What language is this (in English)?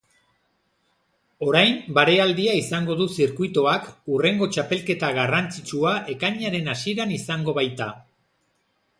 Basque